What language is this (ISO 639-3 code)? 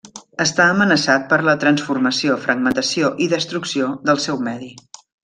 cat